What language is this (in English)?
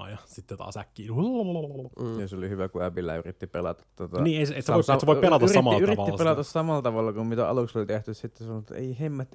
Finnish